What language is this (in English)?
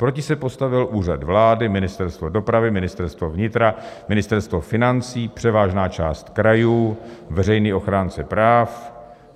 Czech